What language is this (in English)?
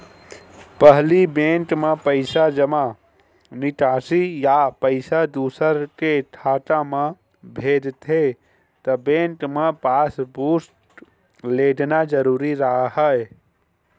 Chhattisgarhi